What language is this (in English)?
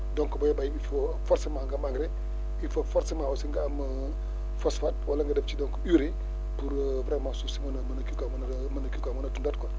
Wolof